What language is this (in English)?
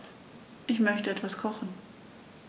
German